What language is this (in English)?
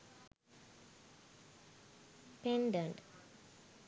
Sinhala